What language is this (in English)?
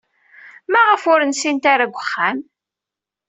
Kabyle